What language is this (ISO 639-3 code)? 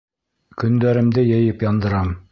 bak